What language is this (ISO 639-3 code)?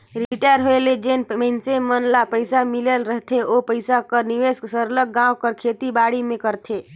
hne